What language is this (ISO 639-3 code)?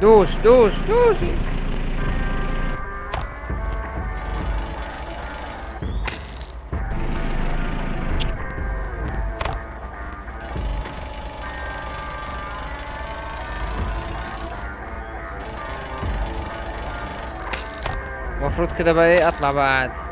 ara